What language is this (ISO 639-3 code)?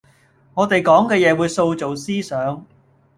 yue